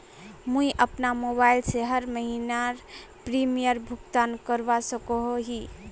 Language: Magahi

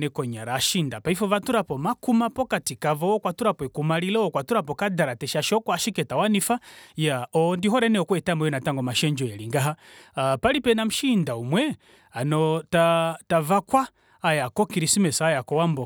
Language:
Kuanyama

